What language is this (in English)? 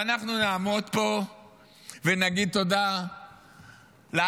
Hebrew